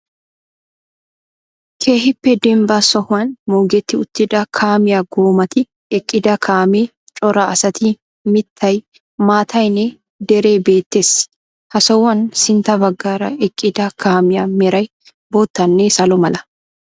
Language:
Wolaytta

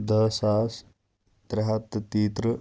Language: Kashmiri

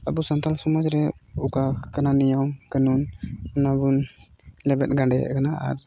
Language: Santali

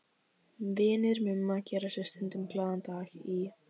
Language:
Icelandic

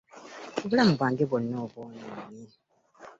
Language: Ganda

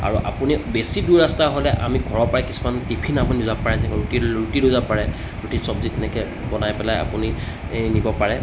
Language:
Assamese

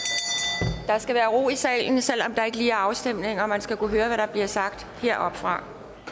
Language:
Danish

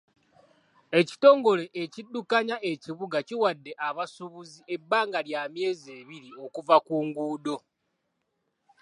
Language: Ganda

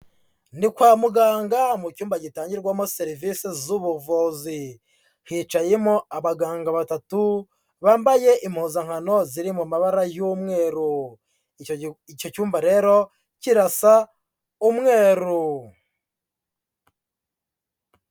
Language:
Kinyarwanda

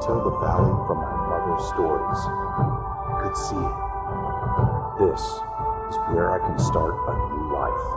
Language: Polish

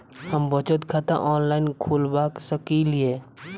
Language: Maithili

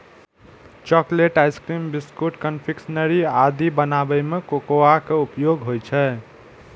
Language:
Maithili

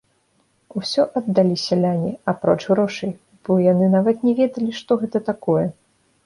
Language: Belarusian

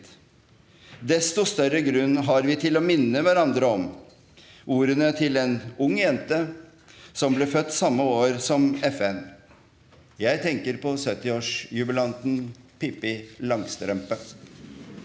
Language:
Norwegian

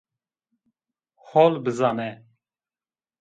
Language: Zaza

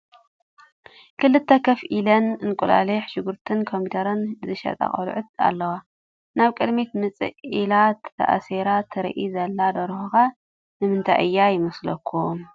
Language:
Tigrinya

